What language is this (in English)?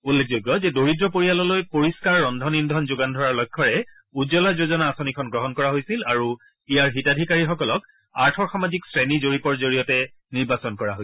Assamese